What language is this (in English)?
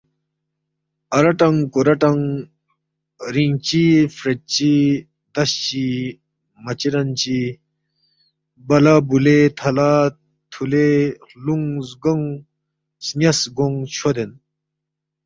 Balti